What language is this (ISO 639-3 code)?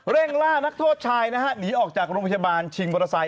tha